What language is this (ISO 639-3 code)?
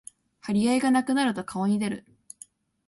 jpn